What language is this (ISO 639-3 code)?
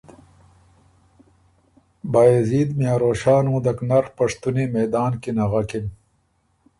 oru